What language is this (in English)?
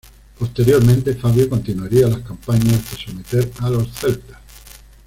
Spanish